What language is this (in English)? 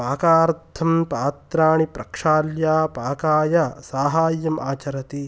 Sanskrit